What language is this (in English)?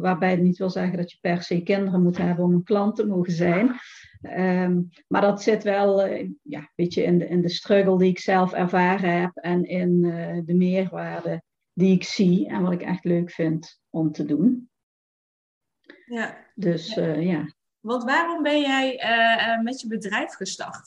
Dutch